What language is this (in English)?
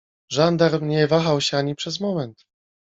Polish